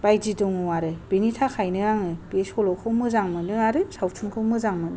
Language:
Bodo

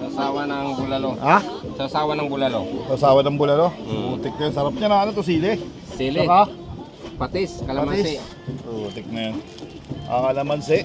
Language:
Filipino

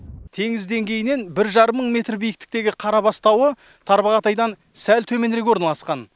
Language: Kazakh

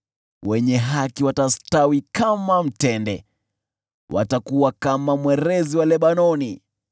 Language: Swahili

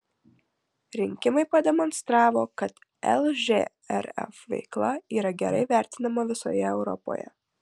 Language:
Lithuanian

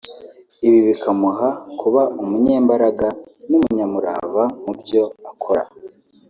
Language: Kinyarwanda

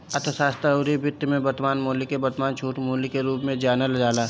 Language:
Bhojpuri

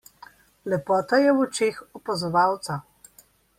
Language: Slovenian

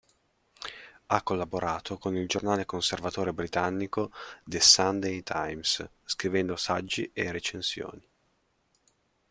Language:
Italian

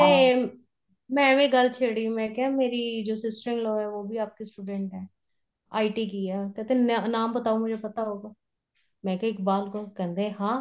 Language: Punjabi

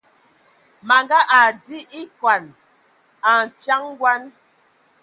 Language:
Ewondo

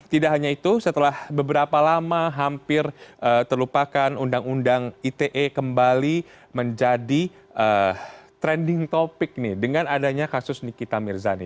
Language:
Indonesian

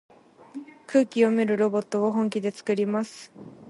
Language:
Japanese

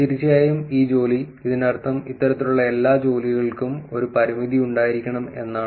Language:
Malayalam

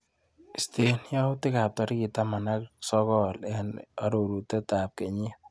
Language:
Kalenjin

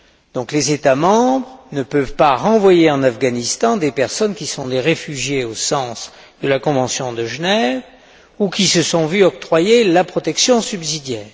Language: French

